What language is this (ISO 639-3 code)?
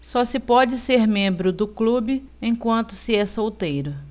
por